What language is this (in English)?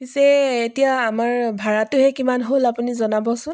Assamese